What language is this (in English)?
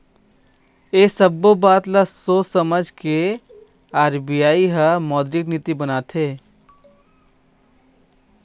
Chhattisgarhi